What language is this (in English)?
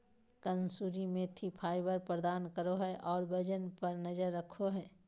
Magahi